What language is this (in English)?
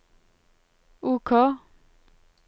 Norwegian